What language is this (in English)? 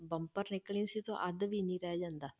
Punjabi